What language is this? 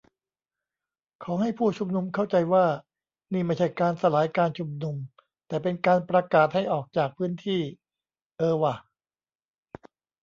Thai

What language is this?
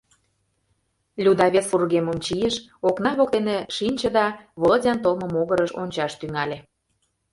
Mari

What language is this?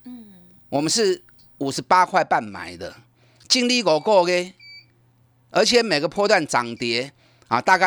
Chinese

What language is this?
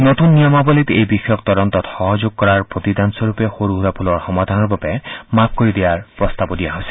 Assamese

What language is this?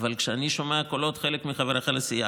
Hebrew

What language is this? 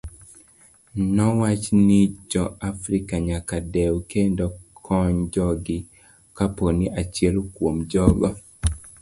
Luo (Kenya and Tanzania)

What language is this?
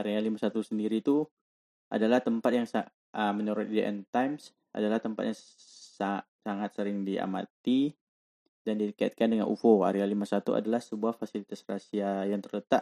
Malay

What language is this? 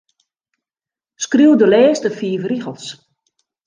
Western Frisian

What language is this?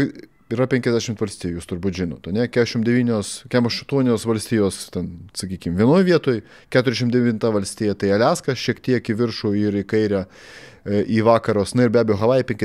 Lithuanian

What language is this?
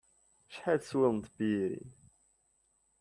Kabyle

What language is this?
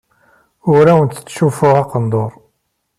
Kabyle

